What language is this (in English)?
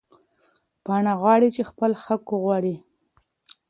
Pashto